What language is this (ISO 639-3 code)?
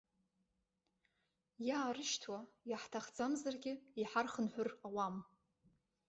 abk